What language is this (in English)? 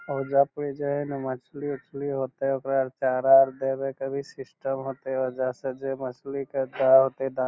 Magahi